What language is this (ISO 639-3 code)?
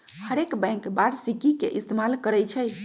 mag